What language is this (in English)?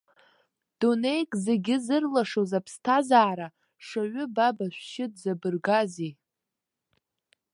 Abkhazian